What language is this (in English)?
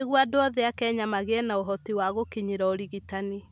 Kikuyu